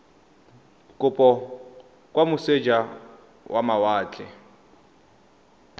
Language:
Tswana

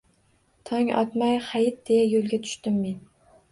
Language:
Uzbek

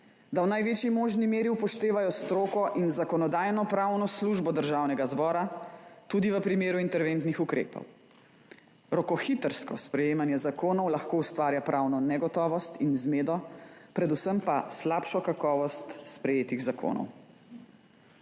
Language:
Slovenian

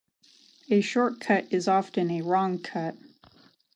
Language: English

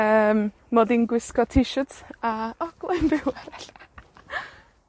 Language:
Welsh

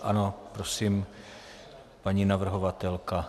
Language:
Czech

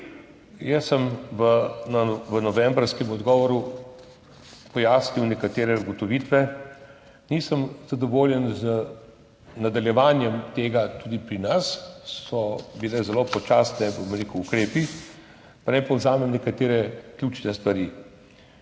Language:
Slovenian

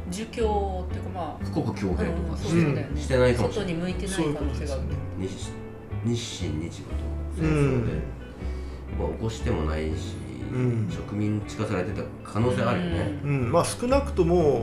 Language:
Japanese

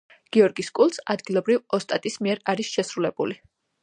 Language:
Georgian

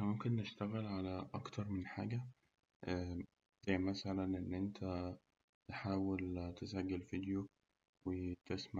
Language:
Egyptian Arabic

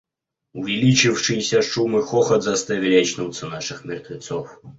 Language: Russian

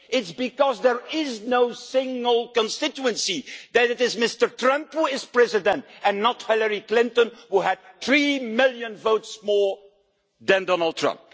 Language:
English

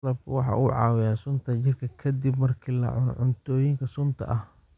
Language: Somali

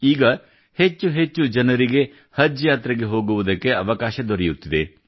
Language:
Kannada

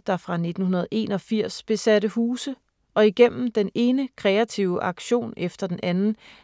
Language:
Danish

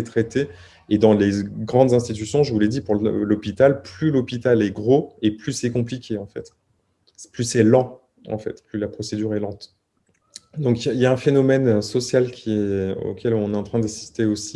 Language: French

